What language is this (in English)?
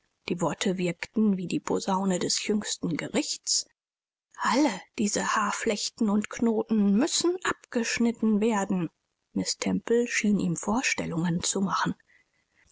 German